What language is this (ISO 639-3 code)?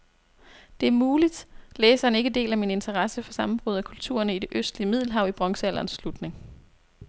dan